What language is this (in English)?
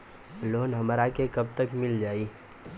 Bhojpuri